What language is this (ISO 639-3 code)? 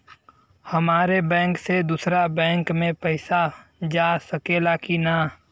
bho